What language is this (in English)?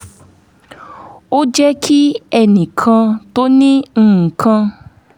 Yoruba